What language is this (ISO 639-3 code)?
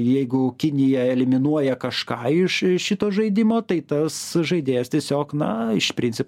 lit